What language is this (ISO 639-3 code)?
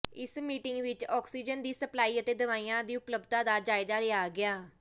pan